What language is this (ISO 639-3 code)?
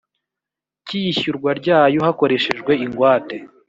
kin